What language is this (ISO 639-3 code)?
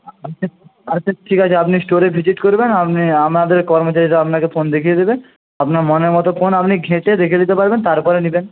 ben